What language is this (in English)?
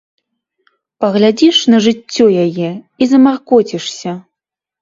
Belarusian